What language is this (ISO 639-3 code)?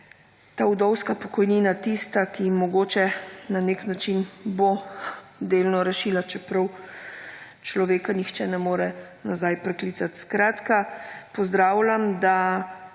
slv